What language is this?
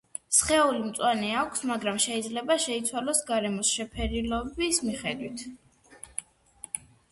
Georgian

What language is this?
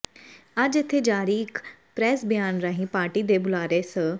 Punjabi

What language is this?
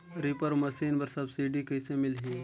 Chhattisgarhi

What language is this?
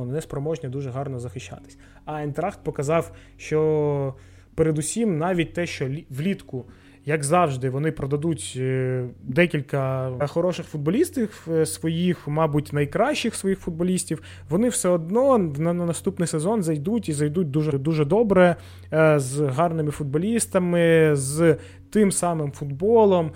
Ukrainian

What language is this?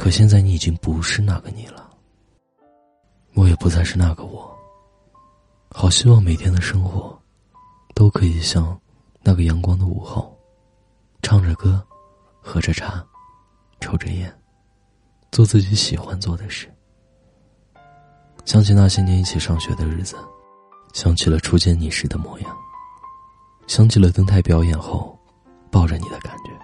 Chinese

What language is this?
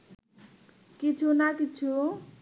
Bangla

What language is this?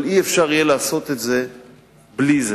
Hebrew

